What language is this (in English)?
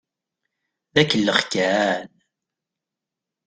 Kabyle